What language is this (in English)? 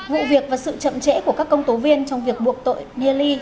Vietnamese